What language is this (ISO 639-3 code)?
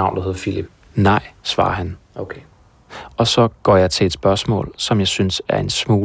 dan